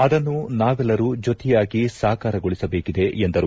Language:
Kannada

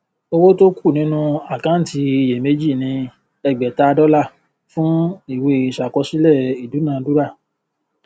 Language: Yoruba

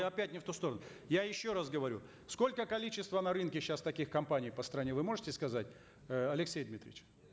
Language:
Kazakh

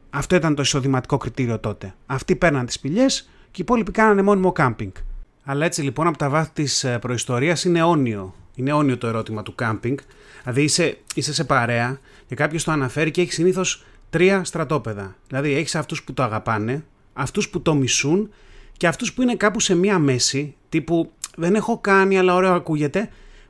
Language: Greek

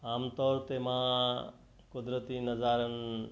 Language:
Sindhi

